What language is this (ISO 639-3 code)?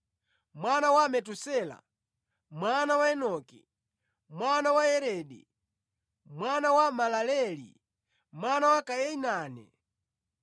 nya